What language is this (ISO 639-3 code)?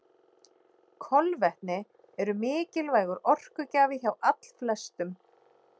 isl